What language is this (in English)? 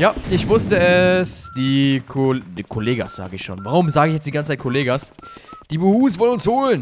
German